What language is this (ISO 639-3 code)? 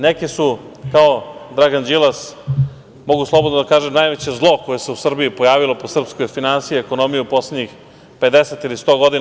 srp